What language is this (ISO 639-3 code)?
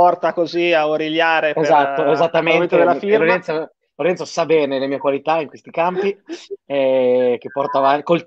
ita